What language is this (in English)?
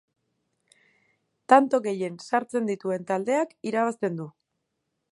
Basque